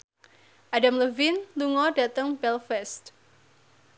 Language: Javanese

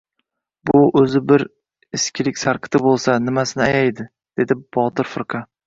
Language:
Uzbek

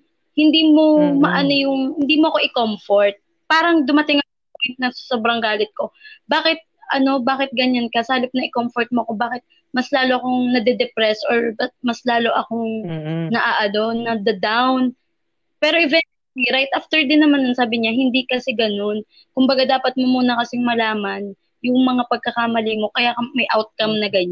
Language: Filipino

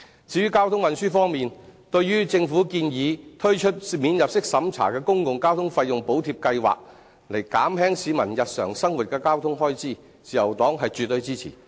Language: Cantonese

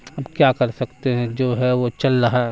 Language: Urdu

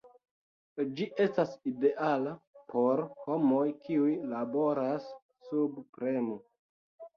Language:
Esperanto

